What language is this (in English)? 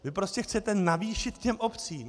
Czech